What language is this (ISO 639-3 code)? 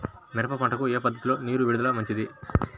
tel